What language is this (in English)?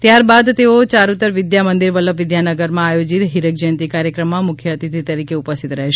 Gujarati